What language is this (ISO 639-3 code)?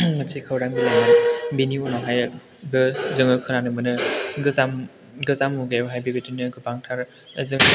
brx